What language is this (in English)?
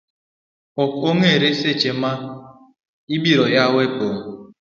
Luo (Kenya and Tanzania)